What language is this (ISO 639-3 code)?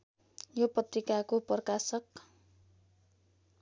nep